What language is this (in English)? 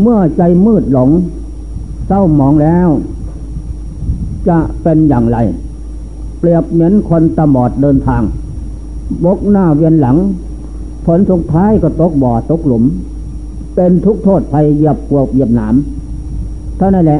Thai